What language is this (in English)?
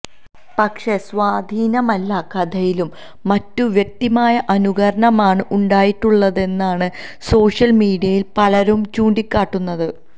Malayalam